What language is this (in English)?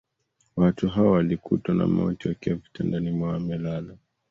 Swahili